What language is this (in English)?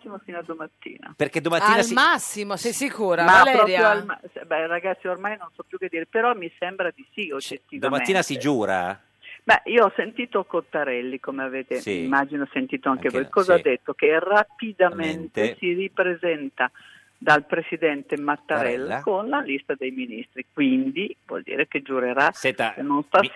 Italian